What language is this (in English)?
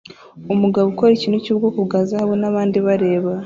Kinyarwanda